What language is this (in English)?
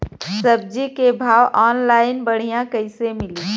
Bhojpuri